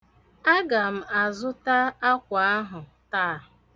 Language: Igbo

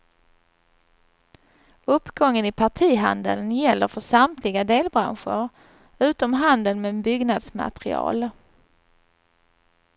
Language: Swedish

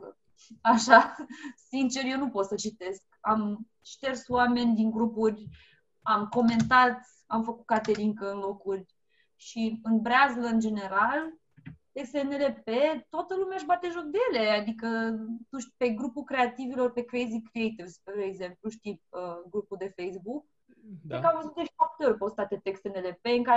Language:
Romanian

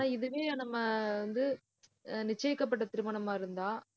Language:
Tamil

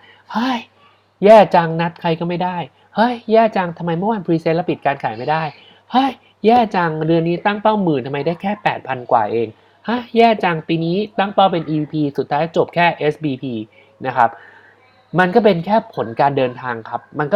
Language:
Thai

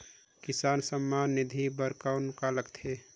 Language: Chhattisgarhi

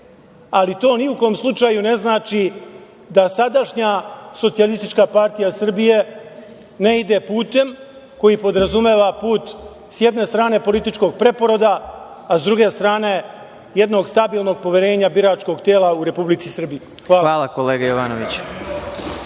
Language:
Serbian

